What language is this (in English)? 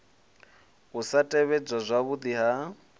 Venda